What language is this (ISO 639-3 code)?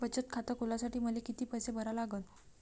mar